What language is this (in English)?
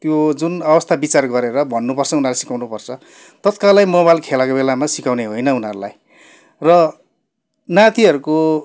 Nepali